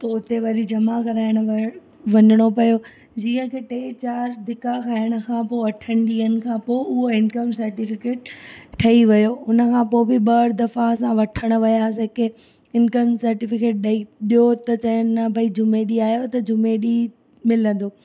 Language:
Sindhi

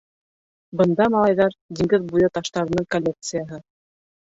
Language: Bashkir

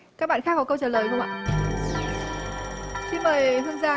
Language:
Vietnamese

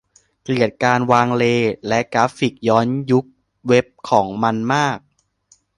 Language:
Thai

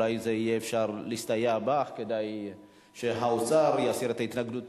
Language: Hebrew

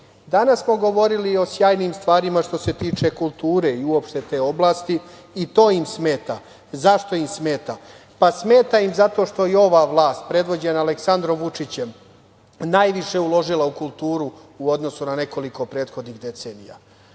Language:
Serbian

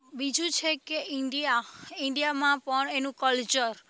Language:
Gujarati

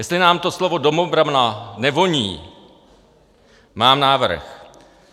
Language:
Czech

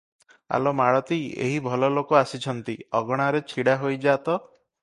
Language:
Odia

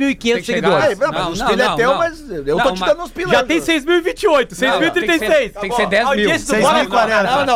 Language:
Portuguese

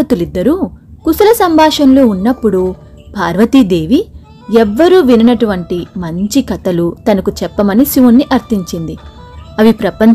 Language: Telugu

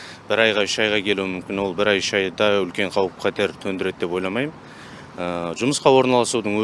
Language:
Turkish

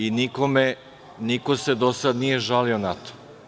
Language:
Serbian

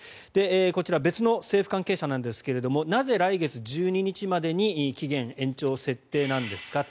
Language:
Japanese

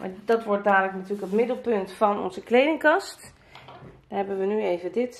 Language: Dutch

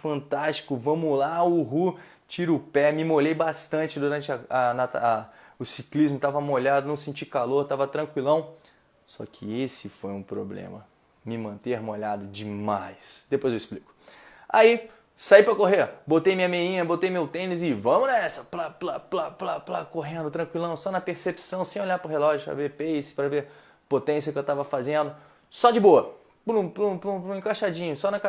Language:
Portuguese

